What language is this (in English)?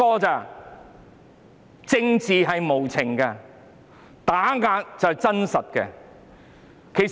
Cantonese